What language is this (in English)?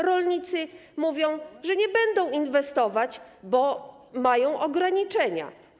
Polish